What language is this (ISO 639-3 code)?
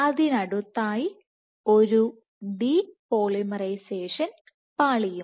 mal